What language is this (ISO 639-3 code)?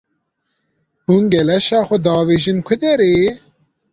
kur